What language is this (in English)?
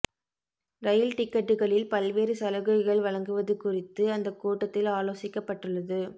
Tamil